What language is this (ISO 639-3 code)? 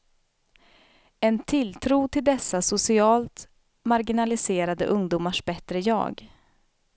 swe